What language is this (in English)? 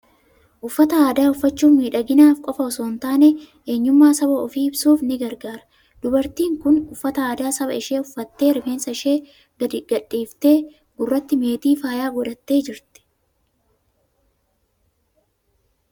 Oromo